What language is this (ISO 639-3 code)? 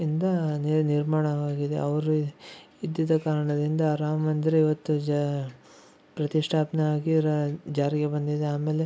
kan